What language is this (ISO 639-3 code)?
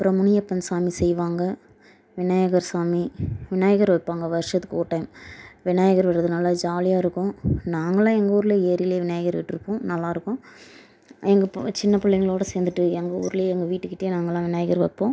tam